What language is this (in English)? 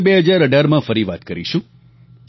Gujarati